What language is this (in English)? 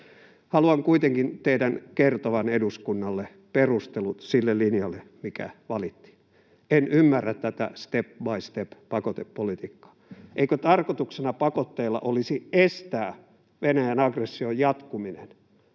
Finnish